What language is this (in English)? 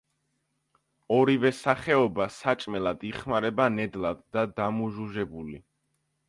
Georgian